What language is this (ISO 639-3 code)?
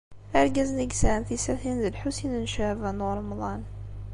kab